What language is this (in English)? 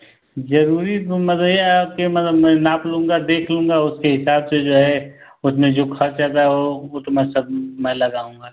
Hindi